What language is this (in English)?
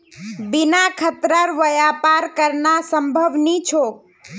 Magahi